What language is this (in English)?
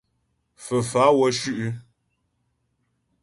Ghomala